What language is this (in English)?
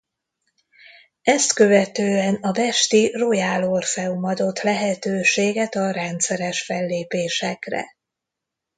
Hungarian